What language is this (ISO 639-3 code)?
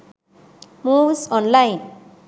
sin